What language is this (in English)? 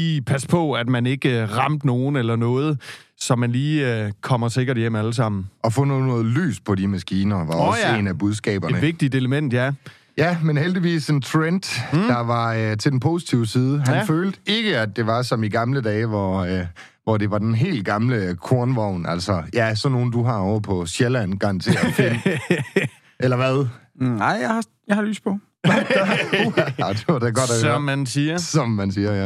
Danish